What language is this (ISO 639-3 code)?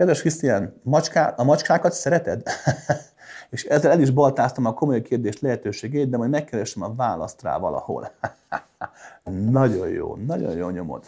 hun